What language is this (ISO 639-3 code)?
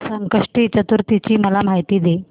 mar